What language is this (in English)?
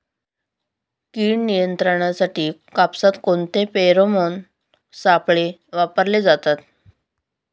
Marathi